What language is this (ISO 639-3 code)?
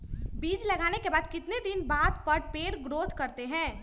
mag